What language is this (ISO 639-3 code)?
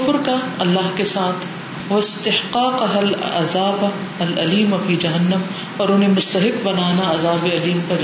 urd